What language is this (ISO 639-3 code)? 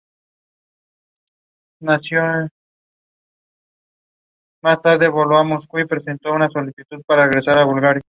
spa